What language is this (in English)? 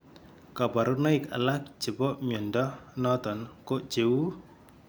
Kalenjin